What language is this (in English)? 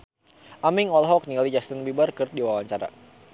Sundanese